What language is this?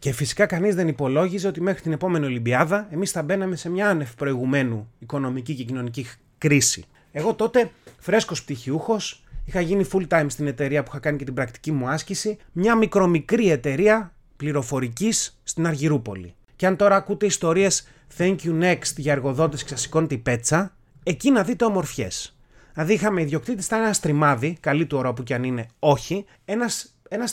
Greek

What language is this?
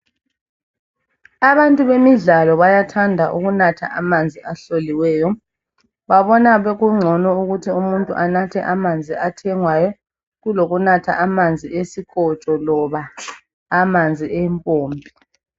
North Ndebele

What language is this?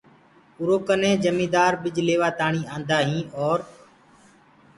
Gurgula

